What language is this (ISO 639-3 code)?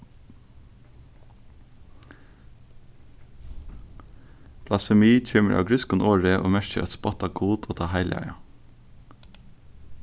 fao